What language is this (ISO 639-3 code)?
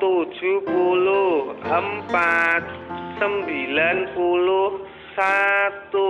ind